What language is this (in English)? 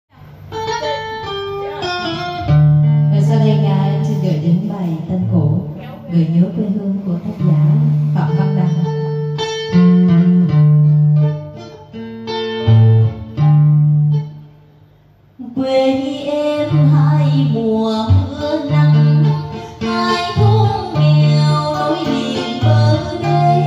Vietnamese